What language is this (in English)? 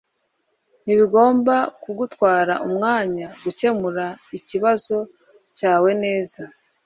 Kinyarwanda